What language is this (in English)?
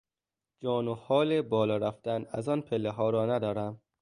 Persian